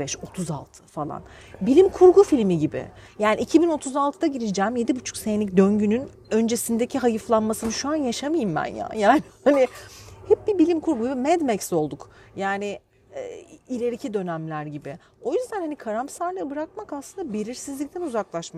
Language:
Turkish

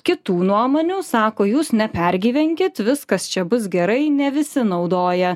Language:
Lithuanian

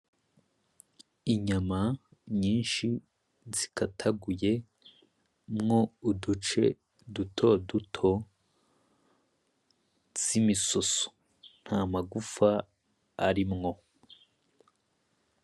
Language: Rundi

